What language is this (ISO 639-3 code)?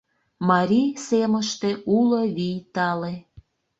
chm